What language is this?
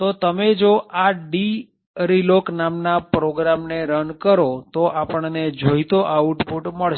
Gujarati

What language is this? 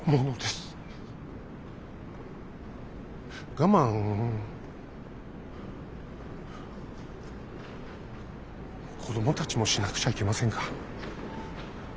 Japanese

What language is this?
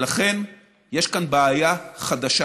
Hebrew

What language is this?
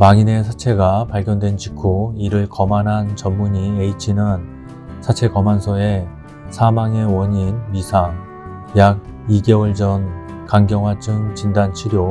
Korean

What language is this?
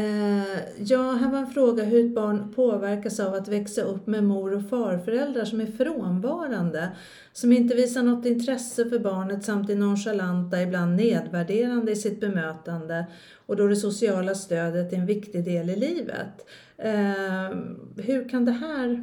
Swedish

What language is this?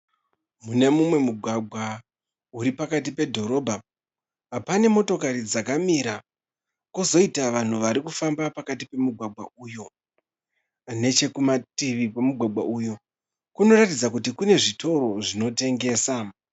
Shona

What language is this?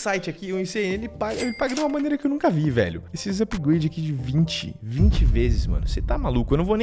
Portuguese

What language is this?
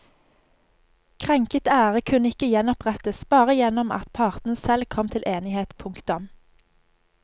Norwegian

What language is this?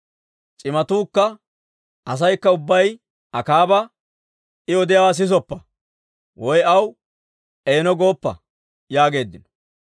Dawro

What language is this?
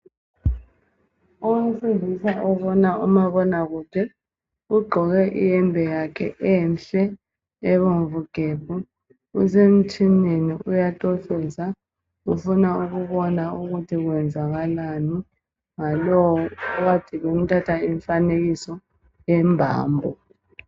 North Ndebele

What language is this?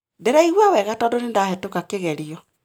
Kikuyu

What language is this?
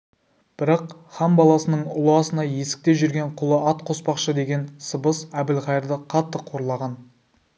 Kazakh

